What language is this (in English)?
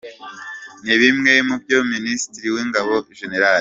Kinyarwanda